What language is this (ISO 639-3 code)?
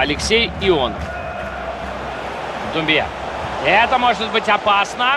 rus